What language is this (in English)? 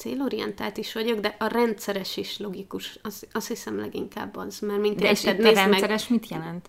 Hungarian